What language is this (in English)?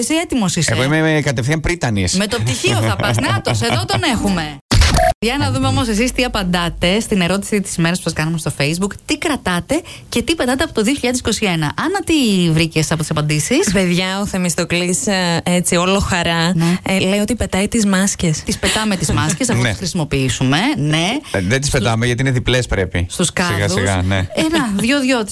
Greek